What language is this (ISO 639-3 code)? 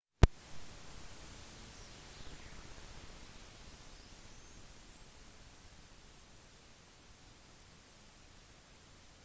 nob